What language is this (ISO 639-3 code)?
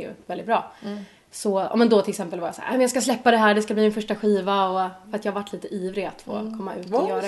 swe